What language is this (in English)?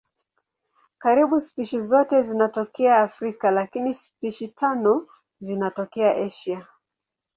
Swahili